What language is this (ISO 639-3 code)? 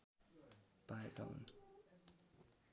nep